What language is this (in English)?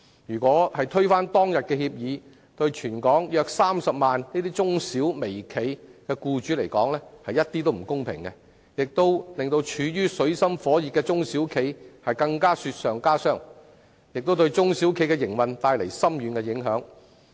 Cantonese